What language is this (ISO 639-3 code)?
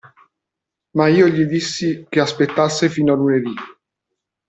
ita